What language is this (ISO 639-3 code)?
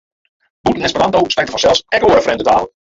fry